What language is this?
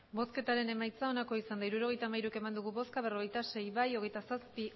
Basque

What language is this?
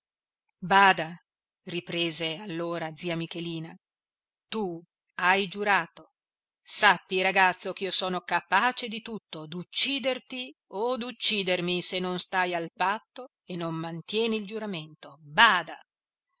Italian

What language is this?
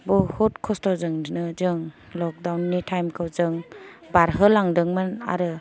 Bodo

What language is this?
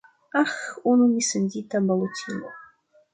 Esperanto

